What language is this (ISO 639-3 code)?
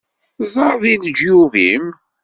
kab